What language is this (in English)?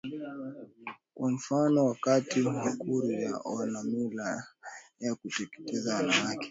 Swahili